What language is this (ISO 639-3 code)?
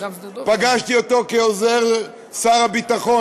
heb